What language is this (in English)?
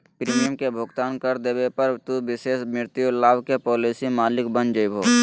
Magahi